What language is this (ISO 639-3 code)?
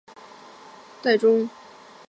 zho